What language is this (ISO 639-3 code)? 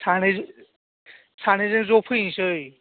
brx